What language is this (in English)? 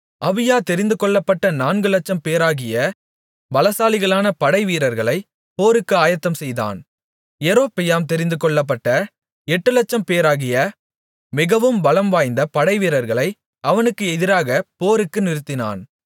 Tamil